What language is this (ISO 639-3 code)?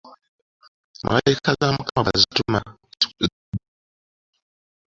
lug